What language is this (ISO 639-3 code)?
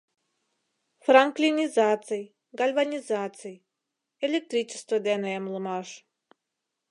chm